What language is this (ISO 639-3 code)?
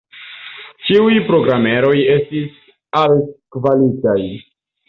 epo